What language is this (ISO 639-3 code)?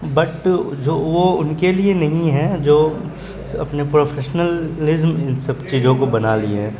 urd